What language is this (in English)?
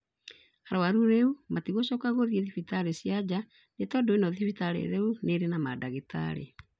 Kikuyu